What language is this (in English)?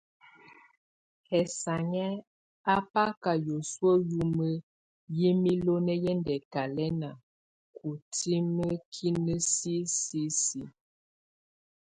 Tunen